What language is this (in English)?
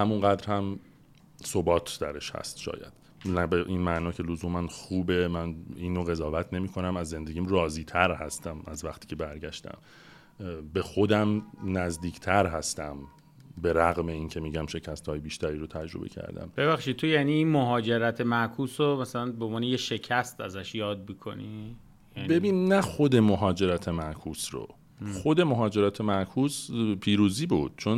Persian